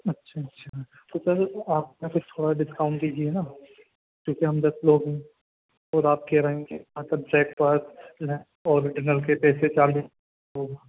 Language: Urdu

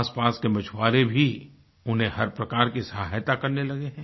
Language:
Hindi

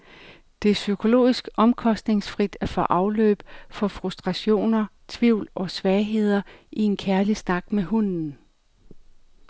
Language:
Danish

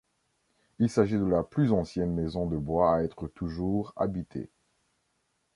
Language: French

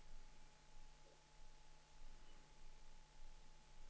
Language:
Danish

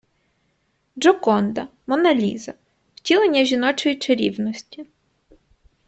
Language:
Ukrainian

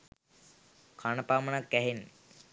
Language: Sinhala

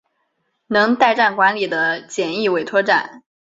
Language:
Chinese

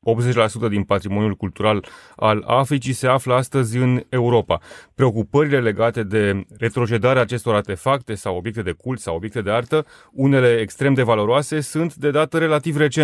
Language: Romanian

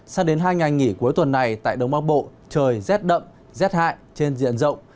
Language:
Vietnamese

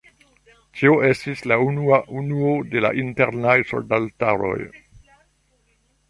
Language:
Esperanto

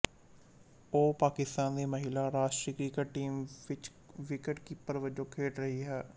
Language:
Punjabi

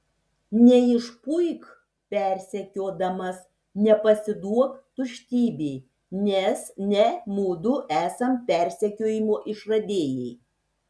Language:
Lithuanian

